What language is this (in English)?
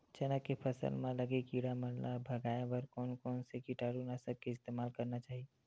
Chhattisgarhi